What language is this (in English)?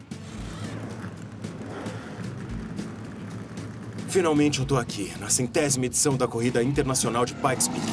Portuguese